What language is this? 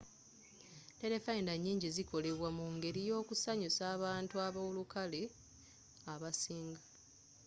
Ganda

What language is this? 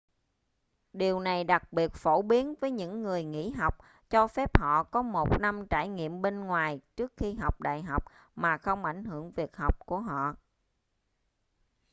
Vietnamese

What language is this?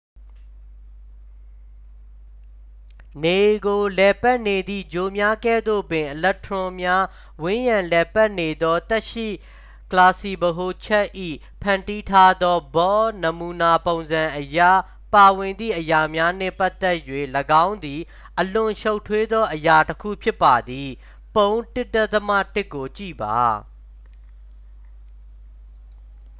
Burmese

